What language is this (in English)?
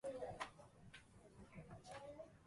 Japanese